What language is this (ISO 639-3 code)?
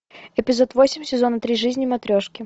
rus